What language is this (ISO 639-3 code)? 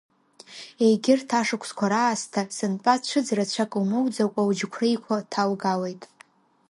abk